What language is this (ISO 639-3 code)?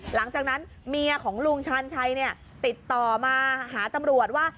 tha